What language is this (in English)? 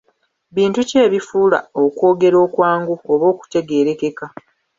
Ganda